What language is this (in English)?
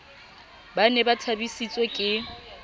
Southern Sotho